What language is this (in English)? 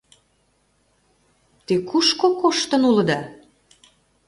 Mari